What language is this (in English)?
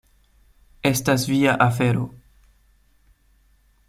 Esperanto